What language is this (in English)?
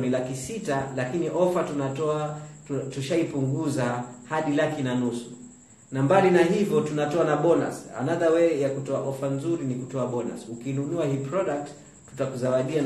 Swahili